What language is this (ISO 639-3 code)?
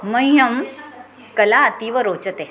san